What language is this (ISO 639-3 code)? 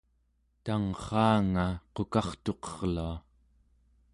esu